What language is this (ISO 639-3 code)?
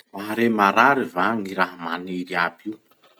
msh